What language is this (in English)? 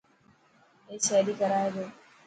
Dhatki